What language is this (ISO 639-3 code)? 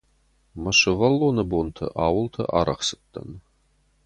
oss